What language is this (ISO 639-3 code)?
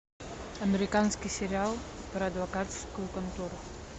rus